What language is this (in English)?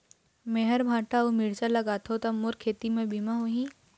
Chhattisgarhi